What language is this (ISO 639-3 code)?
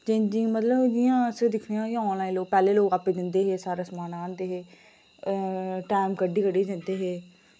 doi